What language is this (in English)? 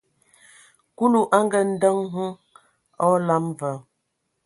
Ewondo